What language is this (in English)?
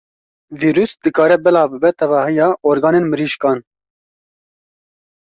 Kurdish